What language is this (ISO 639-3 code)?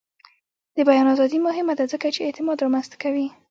pus